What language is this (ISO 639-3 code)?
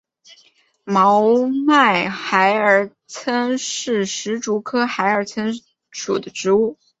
zho